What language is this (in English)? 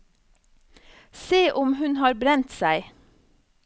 Norwegian